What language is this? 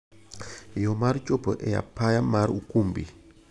Luo (Kenya and Tanzania)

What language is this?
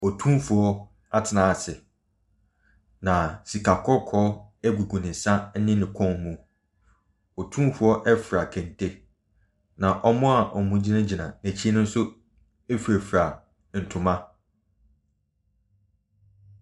Akan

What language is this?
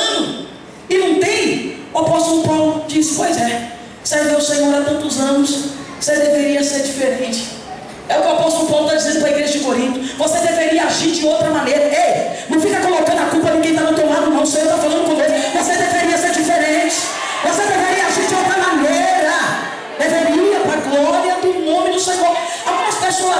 Portuguese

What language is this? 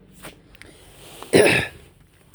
Somali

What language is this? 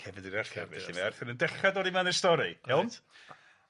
Welsh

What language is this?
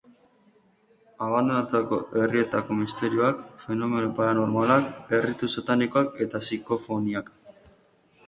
Basque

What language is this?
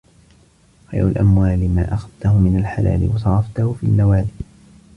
Arabic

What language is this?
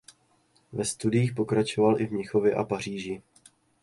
Czech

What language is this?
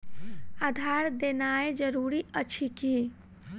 Maithili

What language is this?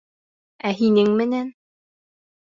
Bashkir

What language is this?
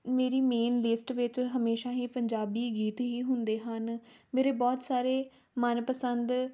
Punjabi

